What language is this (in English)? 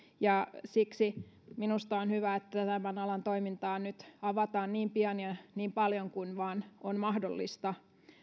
Finnish